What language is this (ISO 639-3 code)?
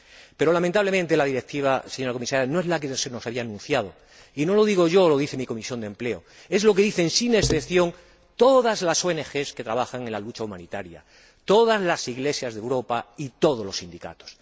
spa